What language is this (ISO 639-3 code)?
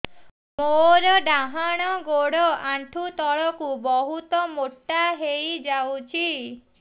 ori